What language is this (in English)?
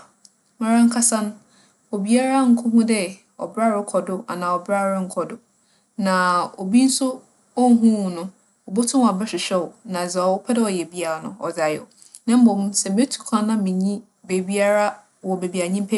Akan